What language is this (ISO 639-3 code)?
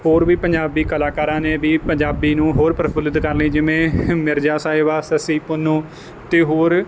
pan